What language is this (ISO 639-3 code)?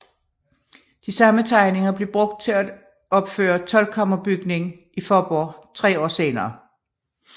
dan